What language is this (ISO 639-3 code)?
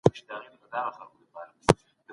pus